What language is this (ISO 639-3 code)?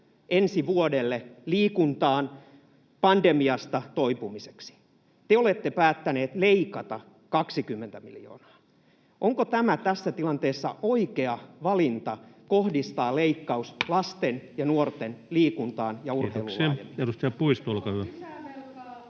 fin